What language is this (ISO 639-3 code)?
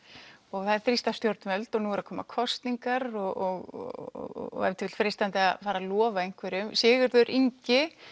isl